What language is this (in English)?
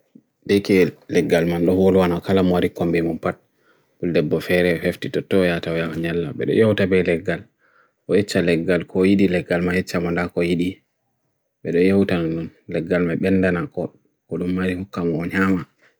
Bagirmi Fulfulde